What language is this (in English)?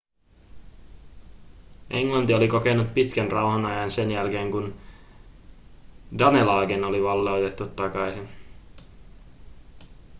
Finnish